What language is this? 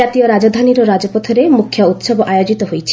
Odia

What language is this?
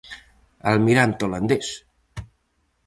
Galician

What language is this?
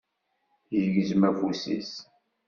Kabyle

